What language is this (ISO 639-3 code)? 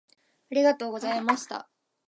jpn